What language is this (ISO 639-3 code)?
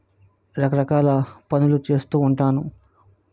tel